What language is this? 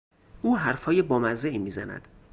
Persian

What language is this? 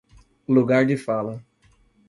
Portuguese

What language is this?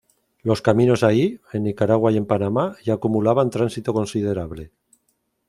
Spanish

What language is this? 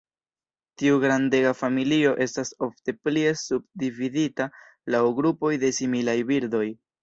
Esperanto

